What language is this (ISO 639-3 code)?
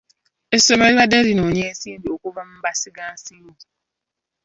lug